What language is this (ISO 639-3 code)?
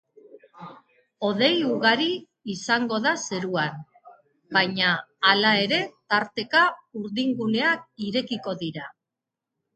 eus